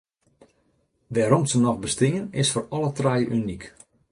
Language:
Western Frisian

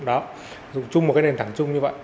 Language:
Vietnamese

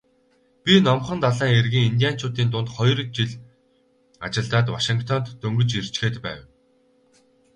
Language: Mongolian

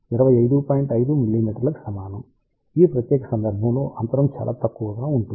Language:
Telugu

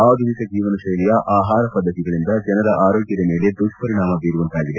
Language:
Kannada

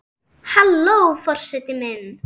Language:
Icelandic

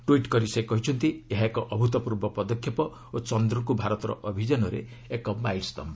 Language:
Odia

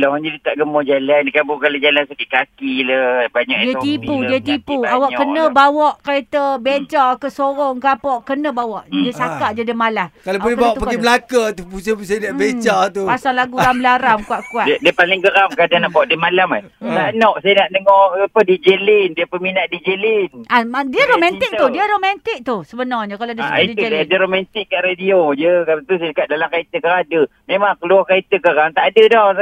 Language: Malay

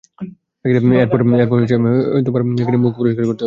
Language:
Bangla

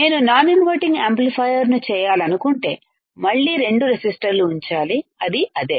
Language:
Telugu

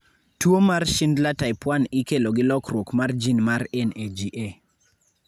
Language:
Luo (Kenya and Tanzania)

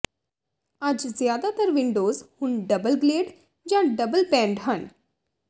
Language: Punjabi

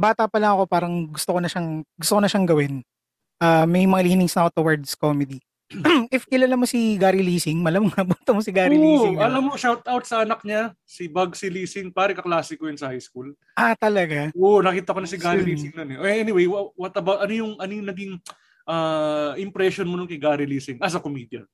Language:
Filipino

